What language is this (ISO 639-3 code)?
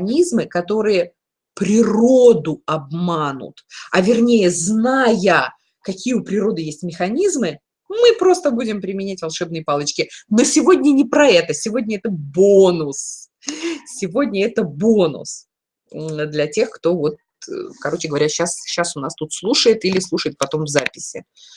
rus